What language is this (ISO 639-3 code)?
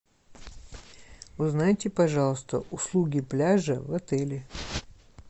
rus